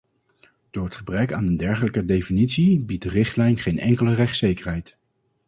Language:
Dutch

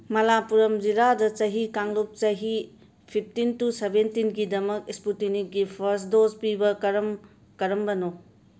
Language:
Manipuri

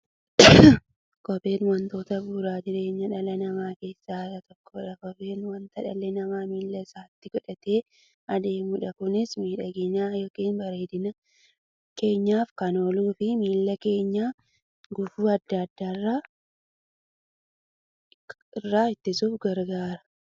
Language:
Oromo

